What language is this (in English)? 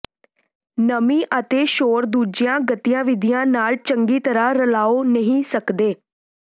Punjabi